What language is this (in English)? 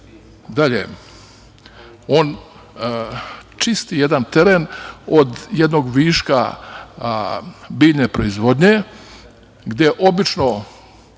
Serbian